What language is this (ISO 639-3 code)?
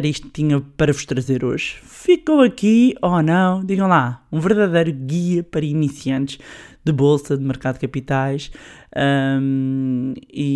por